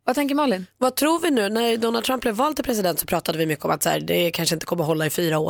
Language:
Swedish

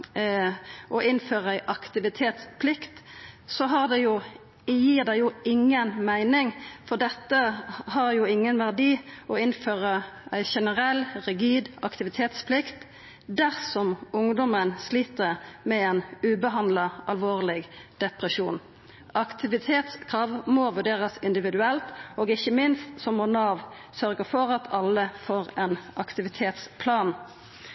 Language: Norwegian Nynorsk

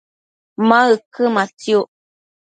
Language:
Matsés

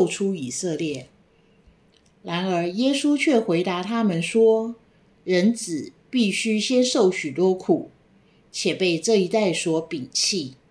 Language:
Chinese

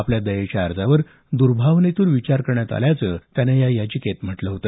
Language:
Marathi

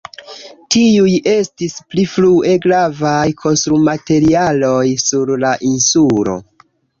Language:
Esperanto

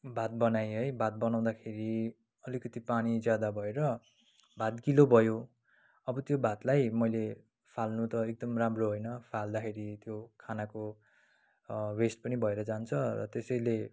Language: Nepali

